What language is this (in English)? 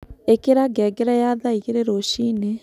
Kikuyu